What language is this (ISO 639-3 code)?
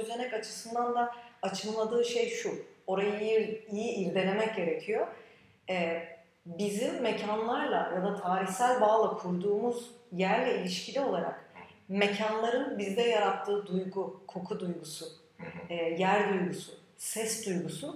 tur